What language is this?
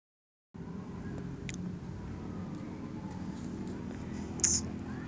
Maithili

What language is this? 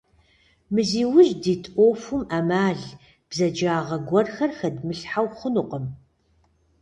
Kabardian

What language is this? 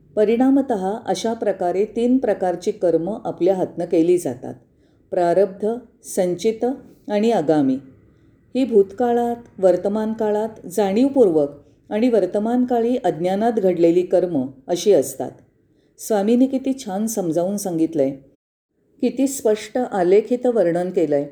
Marathi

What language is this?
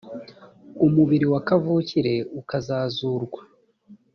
Kinyarwanda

